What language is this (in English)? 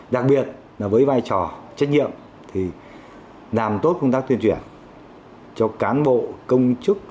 Vietnamese